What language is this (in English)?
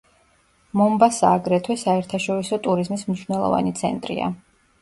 Georgian